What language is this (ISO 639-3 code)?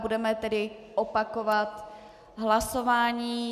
ces